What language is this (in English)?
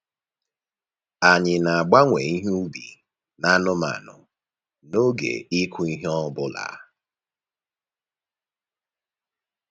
Igbo